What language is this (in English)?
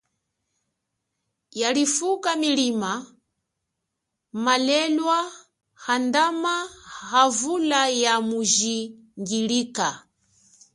Chokwe